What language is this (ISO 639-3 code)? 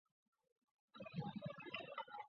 zho